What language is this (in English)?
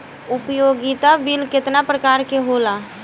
Bhojpuri